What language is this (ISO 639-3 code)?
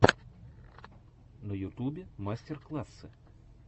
rus